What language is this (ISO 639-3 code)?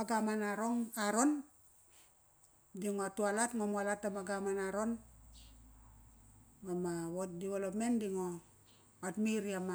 ckr